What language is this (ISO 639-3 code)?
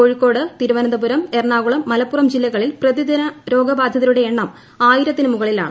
mal